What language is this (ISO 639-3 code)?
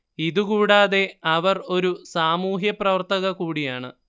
mal